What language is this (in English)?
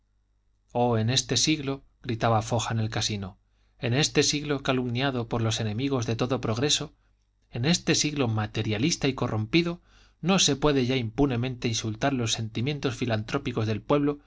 Spanish